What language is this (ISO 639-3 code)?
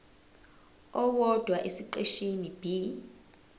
zul